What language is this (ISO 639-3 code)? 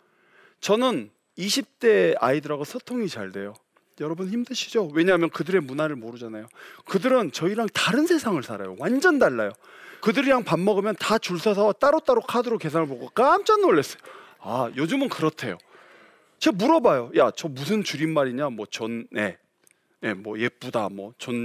kor